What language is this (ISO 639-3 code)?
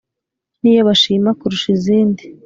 kin